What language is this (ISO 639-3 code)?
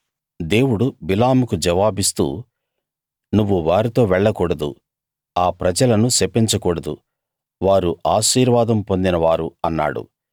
tel